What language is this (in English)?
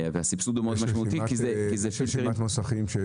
Hebrew